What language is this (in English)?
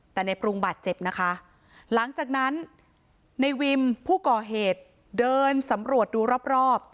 Thai